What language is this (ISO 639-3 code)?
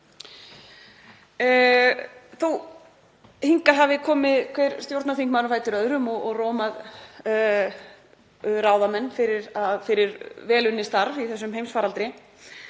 isl